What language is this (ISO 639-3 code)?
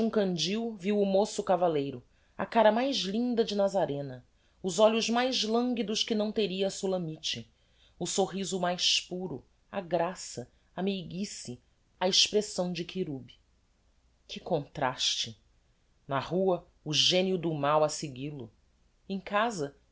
por